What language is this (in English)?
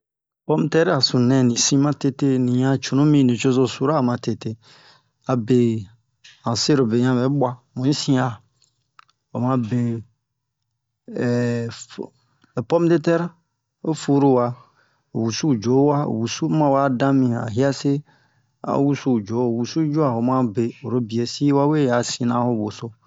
Bomu